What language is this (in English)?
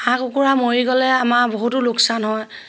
Assamese